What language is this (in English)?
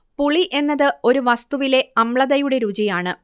Malayalam